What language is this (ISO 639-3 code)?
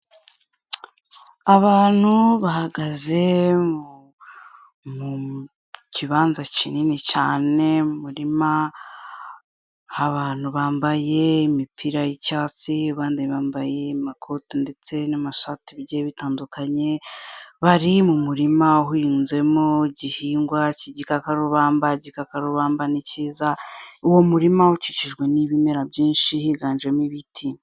kin